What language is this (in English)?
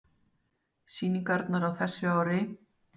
Icelandic